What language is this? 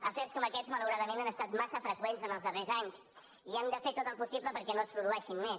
Catalan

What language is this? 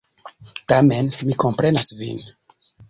Esperanto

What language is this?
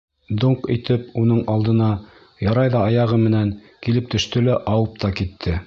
Bashkir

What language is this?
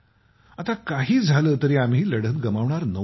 Marathi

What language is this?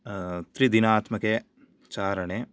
Sanskrit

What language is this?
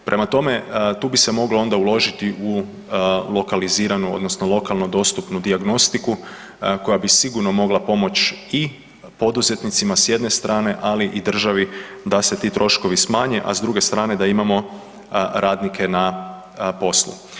Croatian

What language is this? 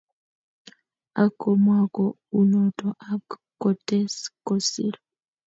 Kalenjin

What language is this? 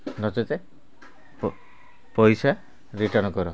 Odia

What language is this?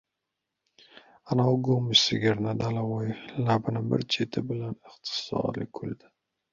Uzbek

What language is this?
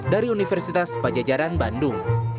Indonesian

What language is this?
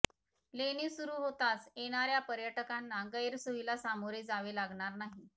Marathi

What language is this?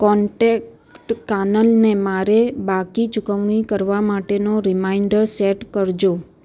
Gujarati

